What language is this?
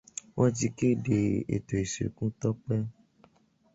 Yoruba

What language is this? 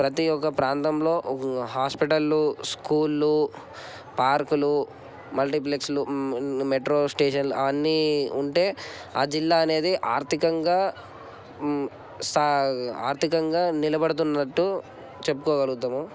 Telugu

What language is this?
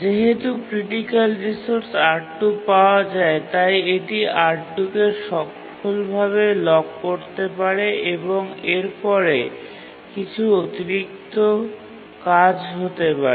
Bangla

